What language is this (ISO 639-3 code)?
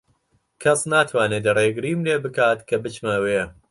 ckb